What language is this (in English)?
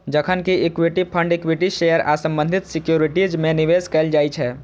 Maithili